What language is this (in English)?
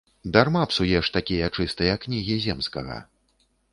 Belarusian